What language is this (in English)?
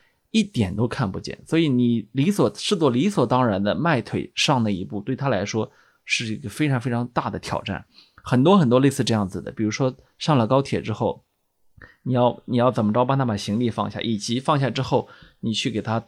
Chinese